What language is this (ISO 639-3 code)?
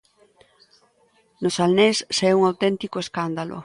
glg